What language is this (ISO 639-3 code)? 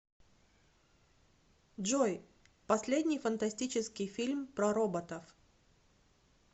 rus